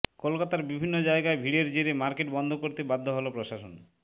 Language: Bangla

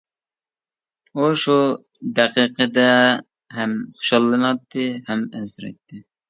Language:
Uyghur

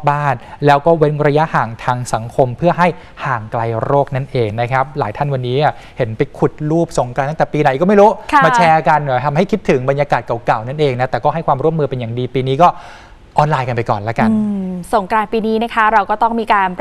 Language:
Thai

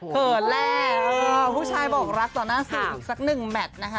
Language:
Thai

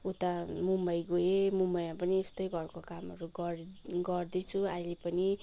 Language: Nepali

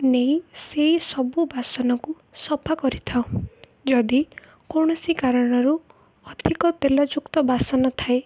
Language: Odia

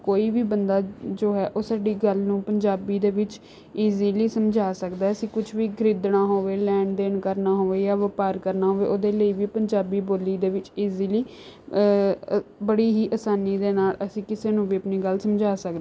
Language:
Punjabi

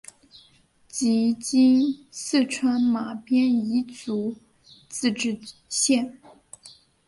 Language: Chinese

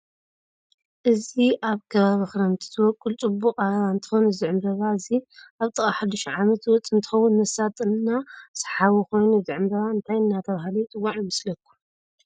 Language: Tigrinya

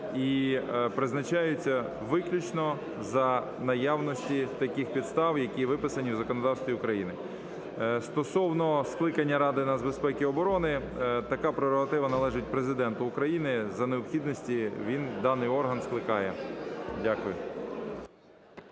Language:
Ukrainian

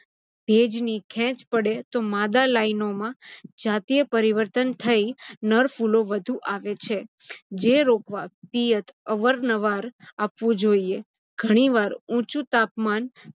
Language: Gujarati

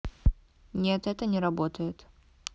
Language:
Russian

